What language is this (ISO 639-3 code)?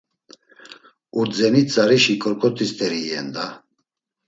lzz